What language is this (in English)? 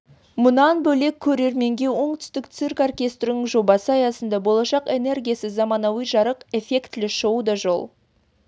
Kazakh